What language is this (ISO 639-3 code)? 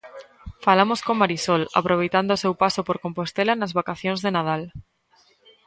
glg